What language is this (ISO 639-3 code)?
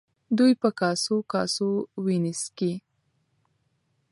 pus